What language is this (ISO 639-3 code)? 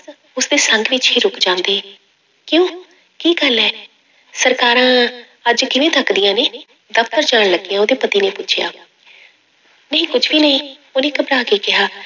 pan